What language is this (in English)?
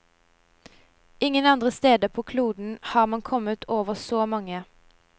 Norwegian